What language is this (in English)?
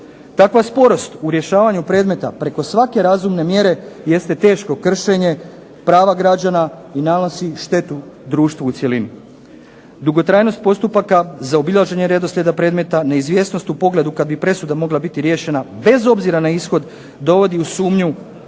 Croatian